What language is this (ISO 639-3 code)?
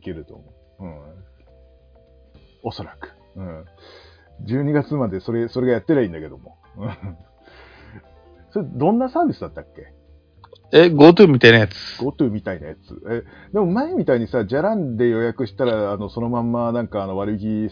jpn